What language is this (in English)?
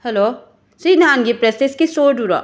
Manipuri